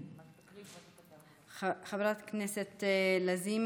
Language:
Hebrew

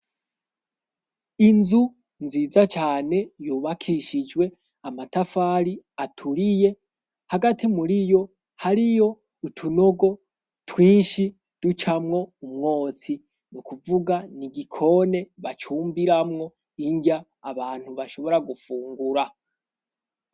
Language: Rundi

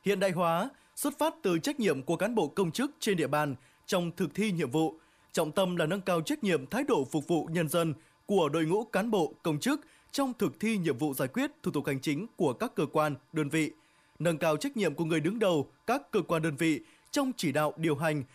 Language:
Vietnamese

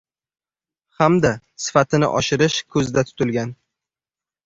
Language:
Uzbek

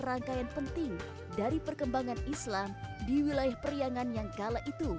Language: Indonesian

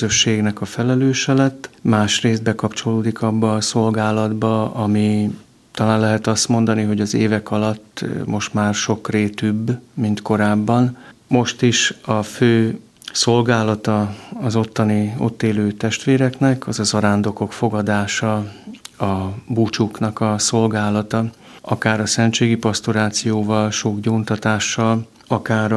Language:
Hungarian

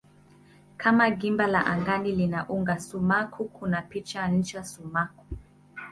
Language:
Swahili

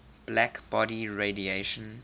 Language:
English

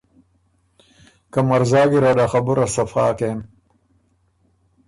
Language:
Ormuri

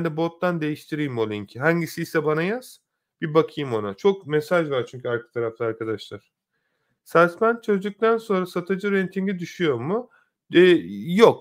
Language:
Turkish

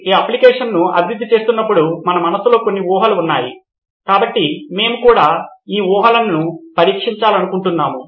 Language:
Telugu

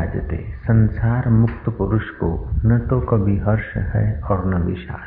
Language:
Hindi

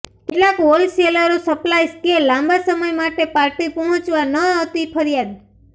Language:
Gujarati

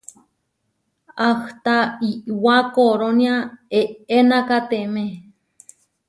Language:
Huarijio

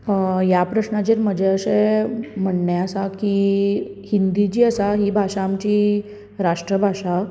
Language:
Konkani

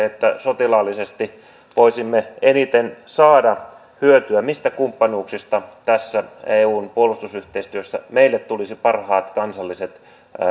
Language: Finnish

